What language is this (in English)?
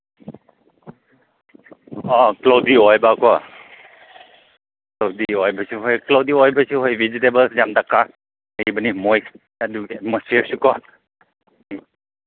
Manipuri